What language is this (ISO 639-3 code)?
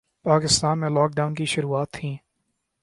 urd